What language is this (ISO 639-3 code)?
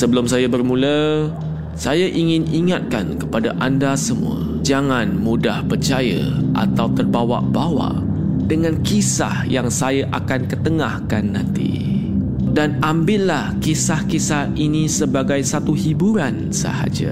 msa